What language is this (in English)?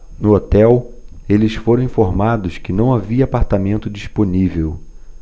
Portuguese